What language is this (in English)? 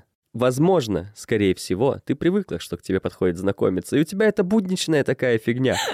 Russian